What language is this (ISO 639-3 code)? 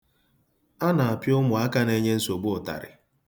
ibo